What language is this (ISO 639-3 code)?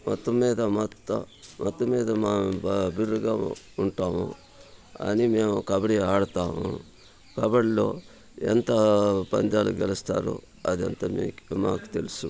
tel